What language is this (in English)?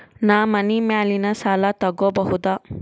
Kannada